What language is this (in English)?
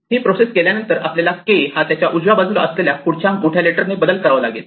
Marathi